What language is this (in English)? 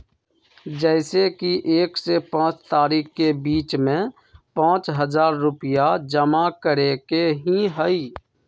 Magahi